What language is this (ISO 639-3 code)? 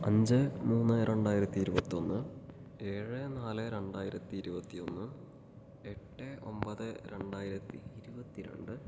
mal